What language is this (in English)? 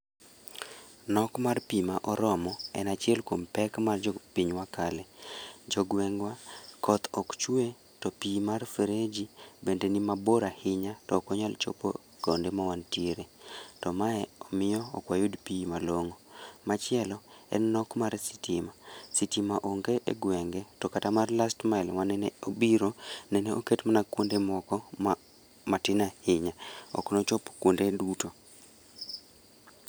Luo (Kenya and Tanzania)